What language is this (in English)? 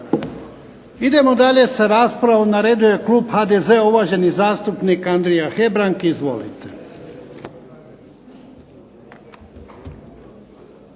Croatian